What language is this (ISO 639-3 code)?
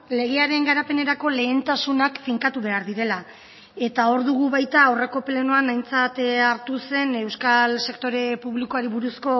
eus